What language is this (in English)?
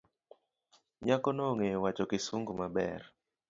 Luo (Kenya and Tanzania)